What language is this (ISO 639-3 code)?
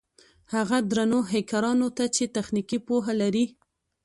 pus